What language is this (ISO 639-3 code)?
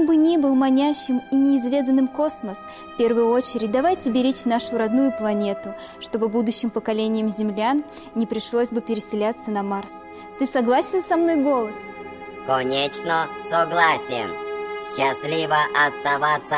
rus